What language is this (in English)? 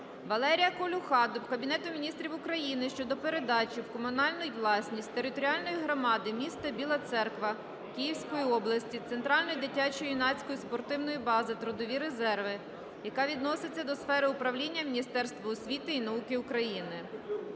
Ukrainian